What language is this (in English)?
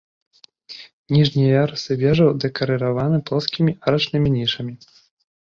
Belarusian